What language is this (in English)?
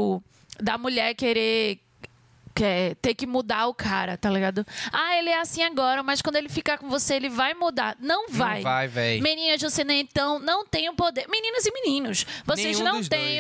Portuguese